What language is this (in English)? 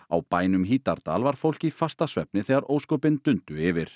Icelandic